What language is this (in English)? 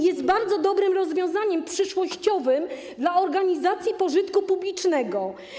Polish